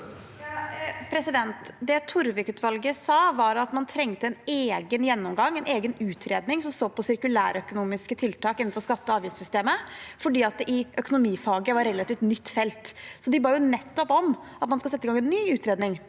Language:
Norwegian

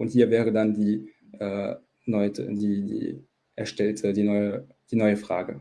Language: German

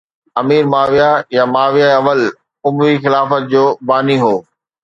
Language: Sindhi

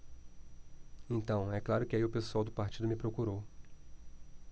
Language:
Portuguese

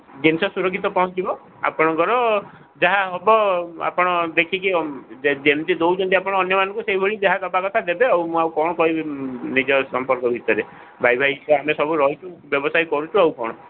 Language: Odia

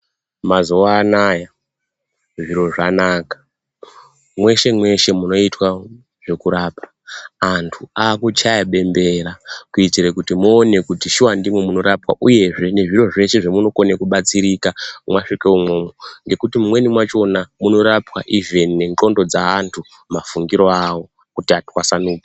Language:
Ndau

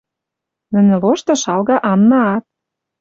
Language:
Western Mari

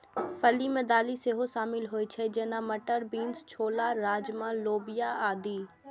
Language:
Maithili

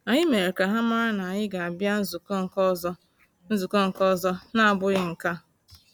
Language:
Igbo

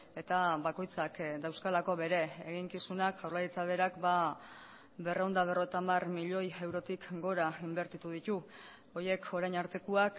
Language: Basque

